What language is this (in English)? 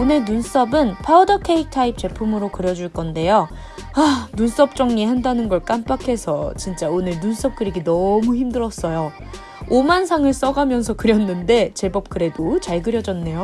Korean